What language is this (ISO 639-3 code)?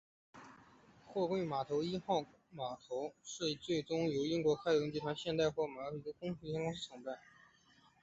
zho